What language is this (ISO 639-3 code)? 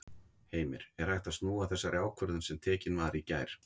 isl